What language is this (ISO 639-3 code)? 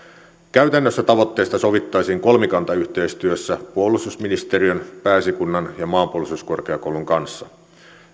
fin